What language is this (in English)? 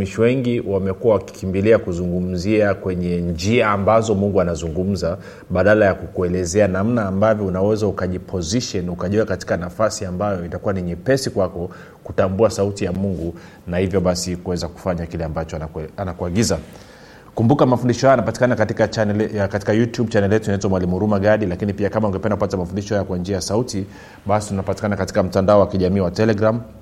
Swahili